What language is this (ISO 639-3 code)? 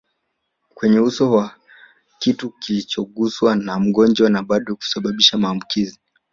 swa